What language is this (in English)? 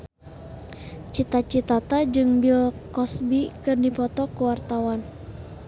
Sundanese